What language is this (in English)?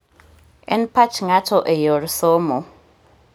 Luo (Kenya and Tanzania)